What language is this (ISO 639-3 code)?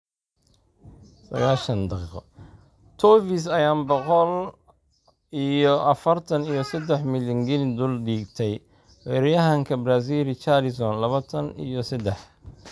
som